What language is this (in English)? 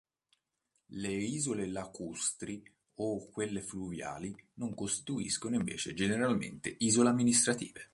Italian